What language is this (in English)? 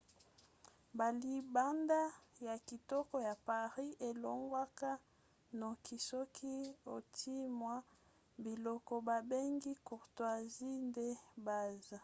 Lingala